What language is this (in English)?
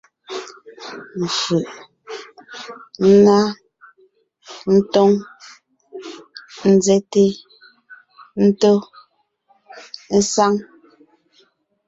Ngiemboon